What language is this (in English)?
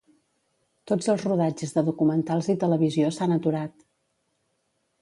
Catalan